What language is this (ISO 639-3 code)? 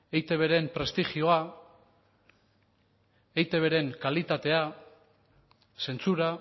eus